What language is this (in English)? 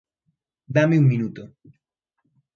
Galician